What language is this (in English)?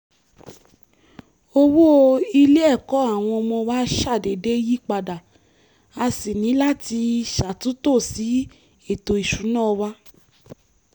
Yoruba